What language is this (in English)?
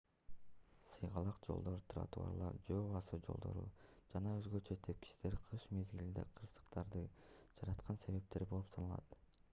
Kyrgyz